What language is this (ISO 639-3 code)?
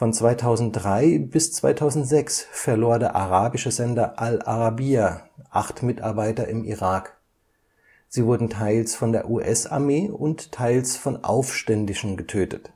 deu